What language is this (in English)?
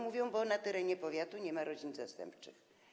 Polish